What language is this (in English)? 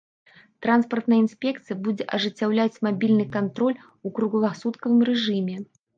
Belarusian